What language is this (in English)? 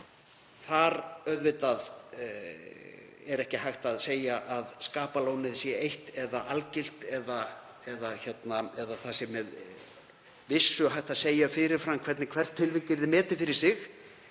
Icelandic